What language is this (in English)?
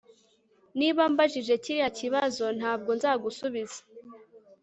Kinyarwanda